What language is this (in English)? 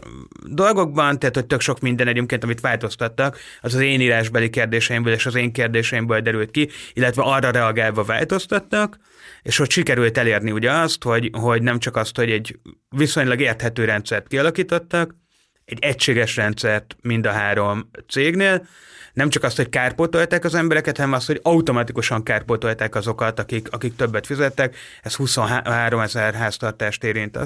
Hungarian